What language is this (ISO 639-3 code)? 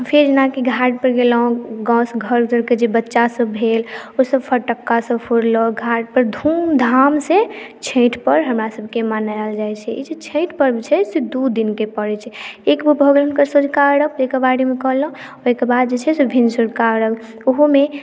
mai